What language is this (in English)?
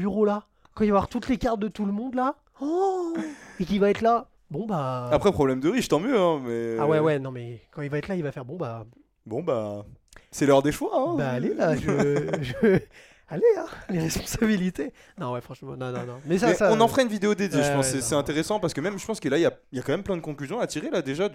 French